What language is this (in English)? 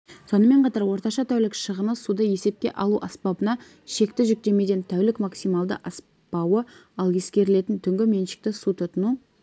Kazakh